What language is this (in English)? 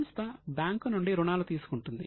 Telugu